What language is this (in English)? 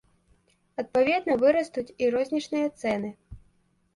Belarusian